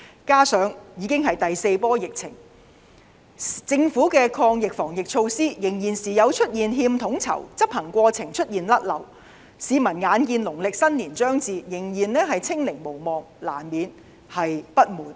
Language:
Cantonese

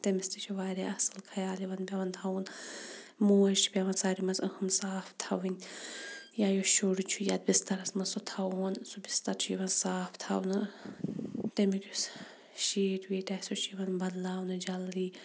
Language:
Kashmiri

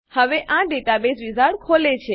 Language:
Gujarati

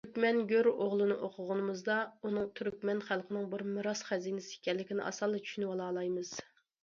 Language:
Uyghur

